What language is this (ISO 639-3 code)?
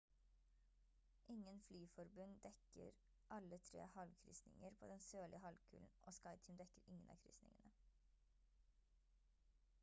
nob